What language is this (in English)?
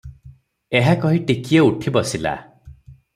Odia